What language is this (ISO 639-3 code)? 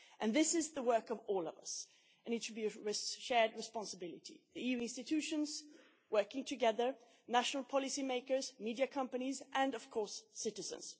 eng